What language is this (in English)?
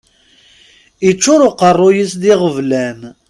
Kabyle